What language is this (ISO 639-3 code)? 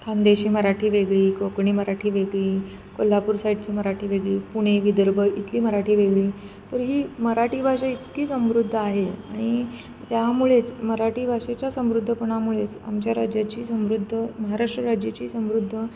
mar